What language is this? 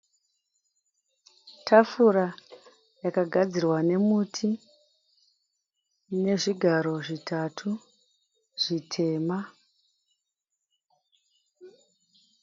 Shona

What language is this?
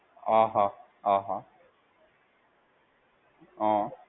Gujarati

